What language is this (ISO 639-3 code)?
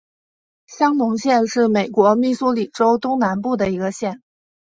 zho